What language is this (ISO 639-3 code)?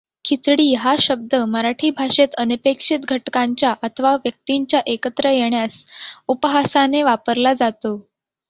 mar